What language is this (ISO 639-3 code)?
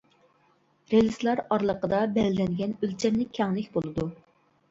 uig